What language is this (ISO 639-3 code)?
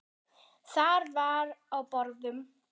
isl